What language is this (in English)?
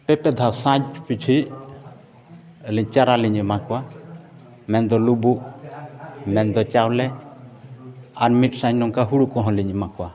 Santali